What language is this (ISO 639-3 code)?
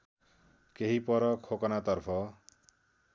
nep